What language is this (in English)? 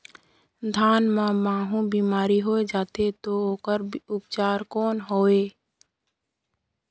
Chhattisgarhi